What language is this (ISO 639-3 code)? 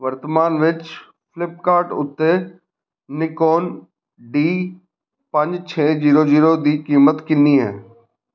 pan